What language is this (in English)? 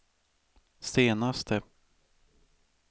Swedish